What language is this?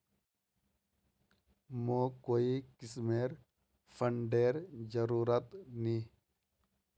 Magahi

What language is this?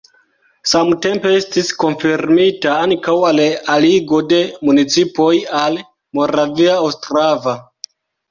Esperanto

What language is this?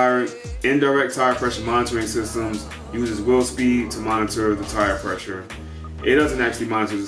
English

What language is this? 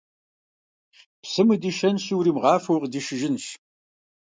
Kabardian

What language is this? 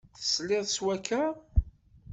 Kabyle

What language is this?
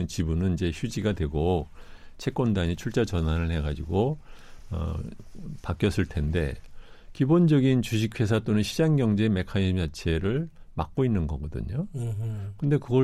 Korean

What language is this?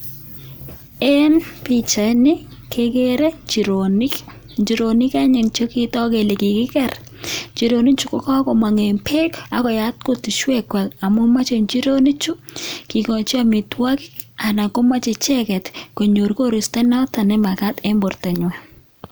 Kalenjin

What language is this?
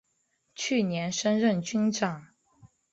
Chinese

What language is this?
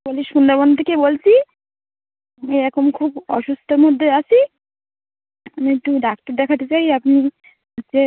Bangla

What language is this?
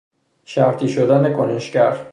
Persian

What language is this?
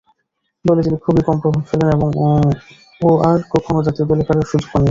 Bangla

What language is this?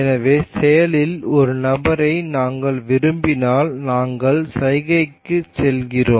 Tamil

